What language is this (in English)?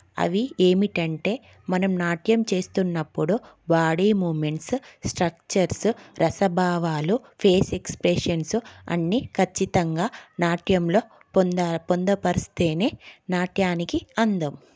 Telugu